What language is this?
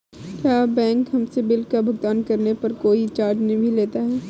Hindi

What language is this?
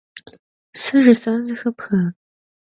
Kabardian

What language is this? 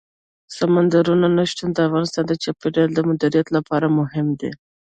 Pashto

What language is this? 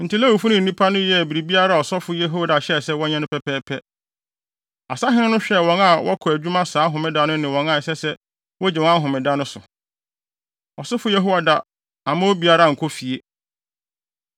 Akan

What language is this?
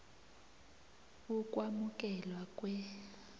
South Ndebele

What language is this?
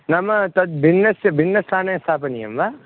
Sanskrit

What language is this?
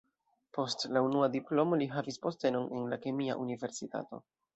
Esperanto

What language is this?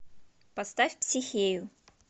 Russian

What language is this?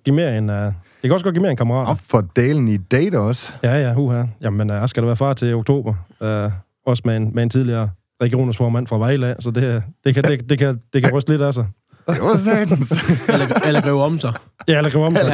Danish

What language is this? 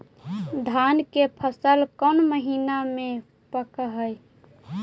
Magahi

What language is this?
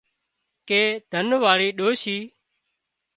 Wadiyara Koli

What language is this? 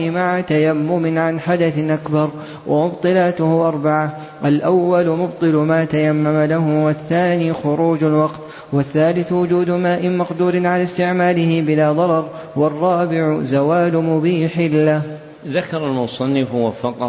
Arabic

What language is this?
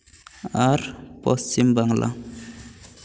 Santali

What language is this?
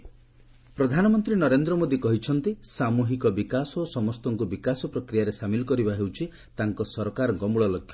Odia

